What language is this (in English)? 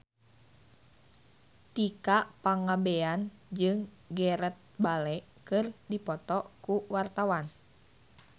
Sundanese